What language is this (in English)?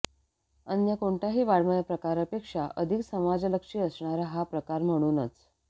Marathi